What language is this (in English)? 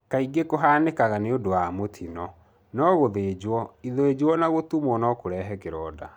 Kikuyu